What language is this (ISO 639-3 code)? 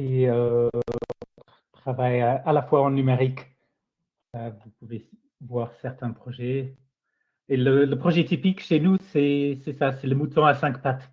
fra